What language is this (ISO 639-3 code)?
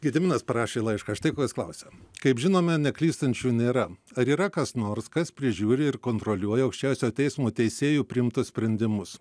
lit